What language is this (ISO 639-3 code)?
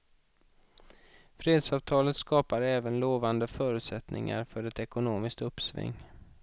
swe